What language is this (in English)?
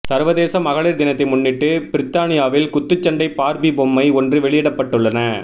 Tamil